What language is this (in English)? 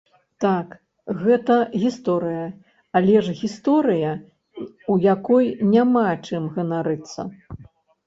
Belarusian